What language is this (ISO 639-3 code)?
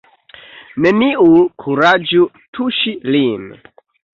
epo